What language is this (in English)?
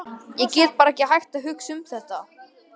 Icelandic